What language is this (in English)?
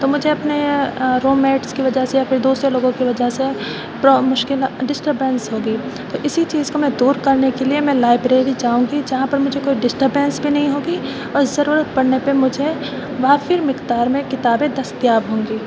Urdu